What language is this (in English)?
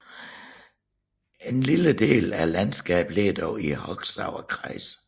Danish